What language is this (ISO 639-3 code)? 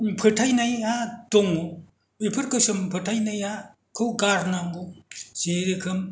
brx